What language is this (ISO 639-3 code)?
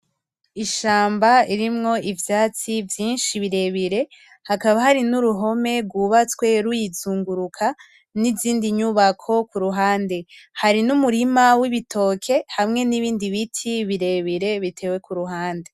run